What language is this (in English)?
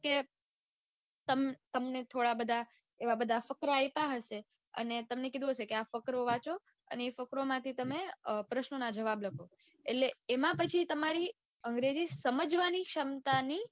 Gujarati